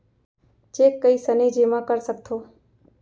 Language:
Chhattisgarhi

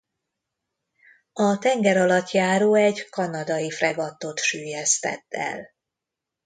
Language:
Hungarian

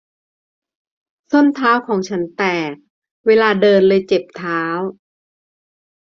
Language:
Thai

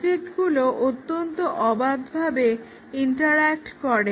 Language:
Bangla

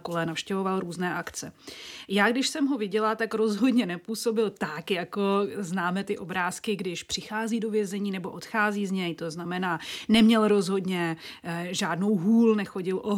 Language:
Czech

